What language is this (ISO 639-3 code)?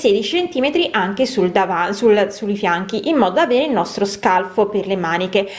ita